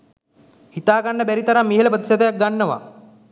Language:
Sinhala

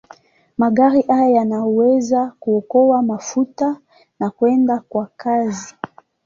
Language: Swahili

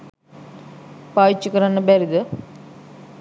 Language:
Sinhala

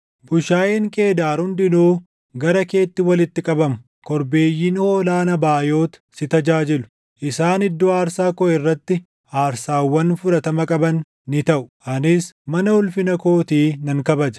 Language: Oromo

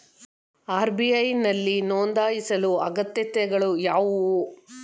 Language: Kannada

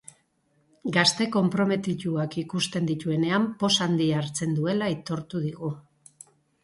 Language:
Basque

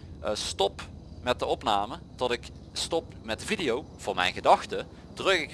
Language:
Dutch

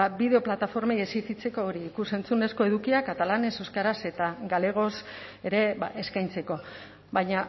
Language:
Basque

